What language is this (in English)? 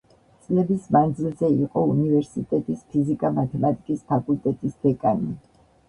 Georgian